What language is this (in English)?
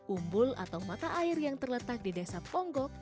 Indonesian